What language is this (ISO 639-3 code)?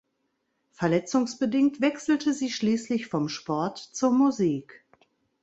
deu